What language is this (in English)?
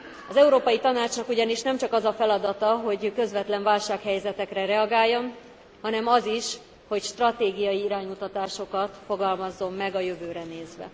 Hungarian